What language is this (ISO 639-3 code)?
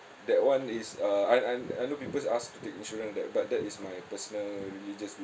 eng